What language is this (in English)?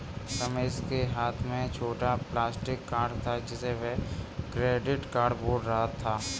Hindi